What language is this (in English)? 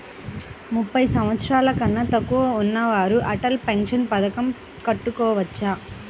Telugu